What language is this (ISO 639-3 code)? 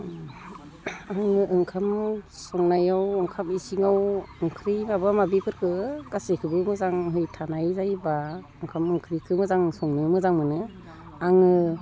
brx